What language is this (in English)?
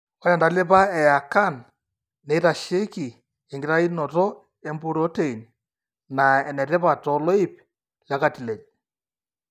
Masai